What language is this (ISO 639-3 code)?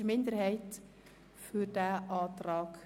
gsw